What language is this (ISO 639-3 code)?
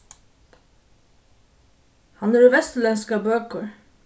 fao